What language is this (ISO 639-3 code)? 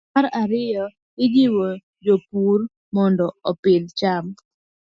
luo